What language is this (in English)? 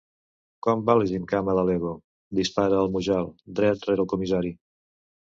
Catalan